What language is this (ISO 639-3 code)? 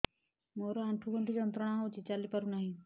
ori